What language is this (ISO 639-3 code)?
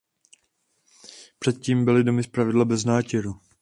ces